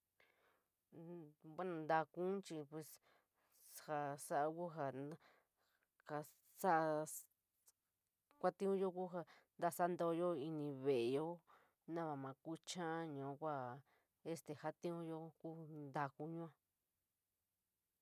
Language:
San Miguel El Grande Mixtec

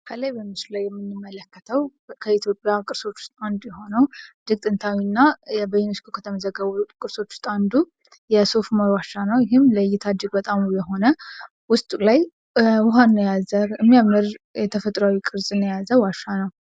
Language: Amharic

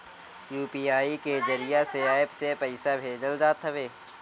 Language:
Bhojpuri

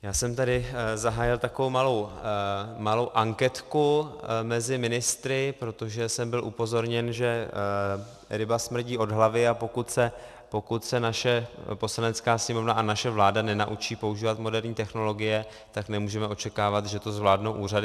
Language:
Czech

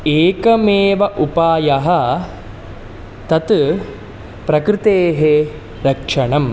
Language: Sanskrit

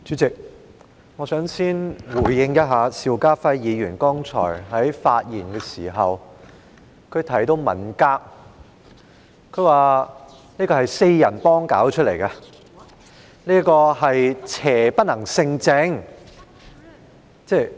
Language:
Cantonese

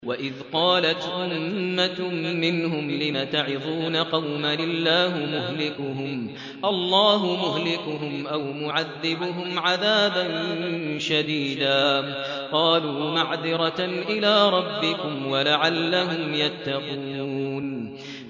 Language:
Arabic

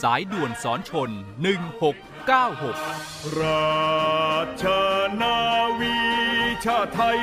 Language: Thai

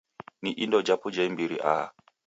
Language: Taita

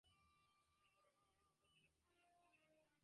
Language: Bangla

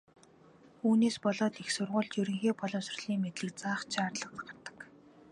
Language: Mongolian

